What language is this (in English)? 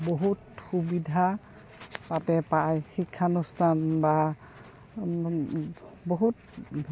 Assamese